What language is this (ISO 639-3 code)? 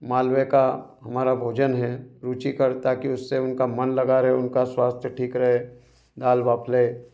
hin